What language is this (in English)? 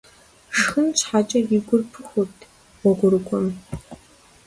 Kabardian